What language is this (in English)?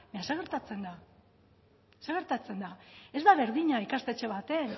Basque